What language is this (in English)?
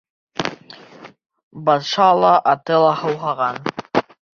Bashkir